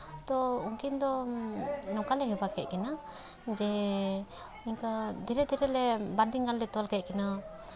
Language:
Santali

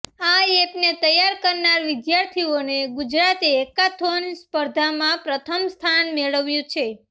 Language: Gujarati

